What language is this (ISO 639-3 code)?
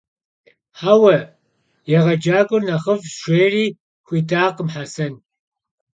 kbd